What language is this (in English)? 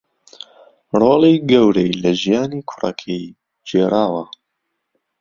Central Kurdish